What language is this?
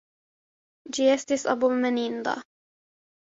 Esperanto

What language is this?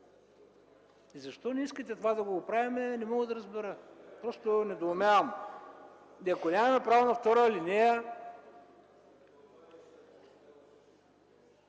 Bulgarian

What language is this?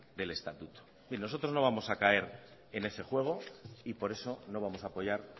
Spanish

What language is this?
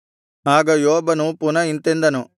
Kannada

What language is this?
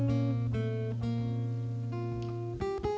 Vietnamese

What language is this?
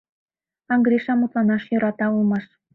Mari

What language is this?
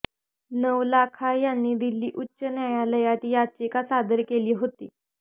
Marathi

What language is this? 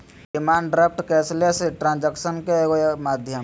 Magahi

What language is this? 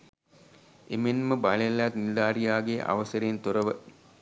Sinhala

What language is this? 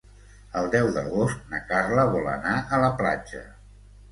Catalan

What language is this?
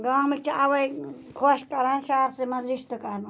Kashmiri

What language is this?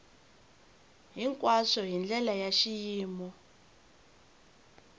Tsonga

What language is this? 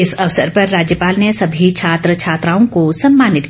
Hindi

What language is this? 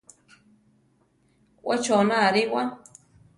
Central Tarahumara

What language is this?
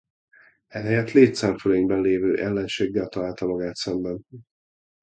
Hungarian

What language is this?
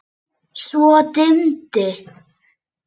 Icelandic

